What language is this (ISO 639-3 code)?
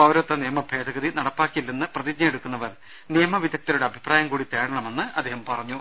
mal